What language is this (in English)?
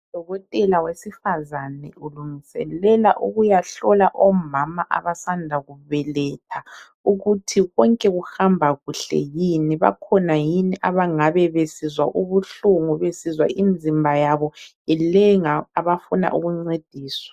North Ndebele